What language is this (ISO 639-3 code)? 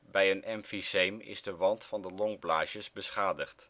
nld